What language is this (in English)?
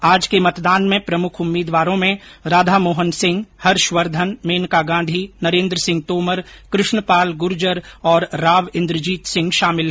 Hindi